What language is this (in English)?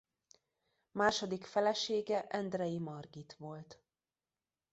Hungarian